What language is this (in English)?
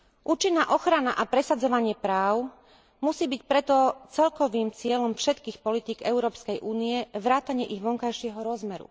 Slovak